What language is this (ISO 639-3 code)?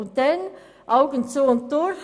gsw